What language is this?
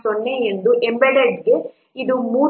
Kannada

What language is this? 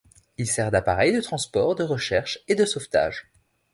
French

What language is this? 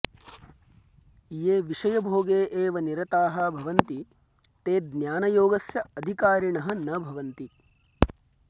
Sanskrit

